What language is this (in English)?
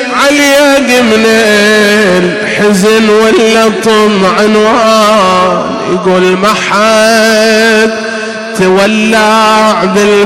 Arabic